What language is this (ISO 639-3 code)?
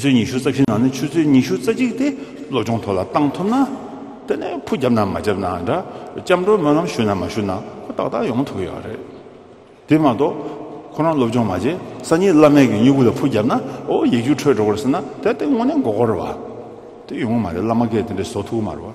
kor